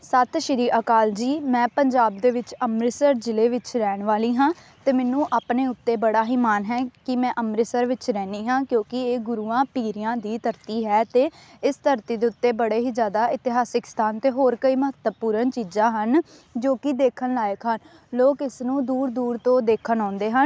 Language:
Punjabi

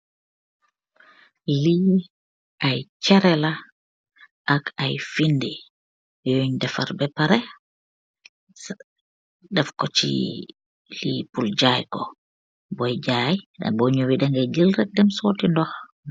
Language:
Wolof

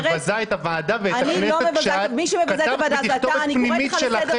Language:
Hebrew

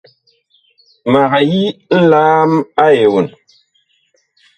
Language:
Bakoko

